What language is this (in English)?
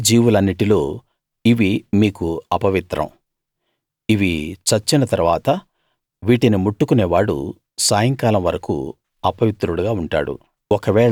Telugu